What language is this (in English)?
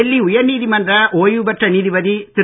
Tamil